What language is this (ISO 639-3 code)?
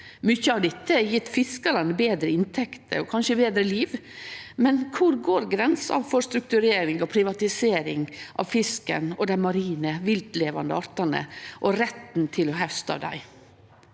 nor